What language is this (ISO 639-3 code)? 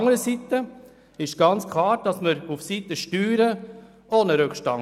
gsw